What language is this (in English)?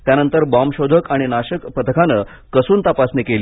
Marathi